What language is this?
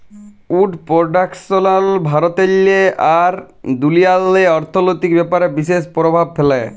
Bangla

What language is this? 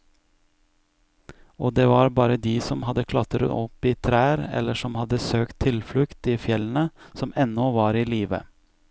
Norwegian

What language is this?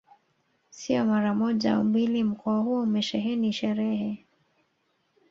Swahili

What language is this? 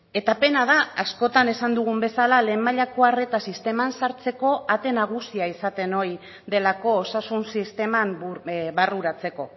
Basque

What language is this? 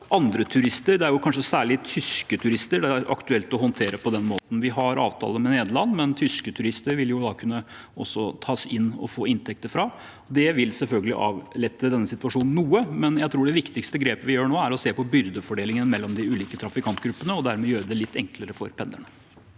Norwegian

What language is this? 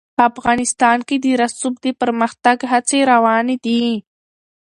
Pashto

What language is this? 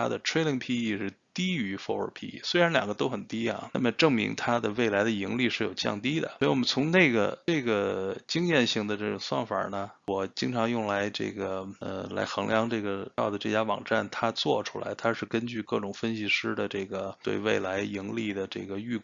Chinese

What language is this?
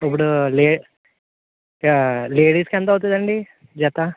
Telugu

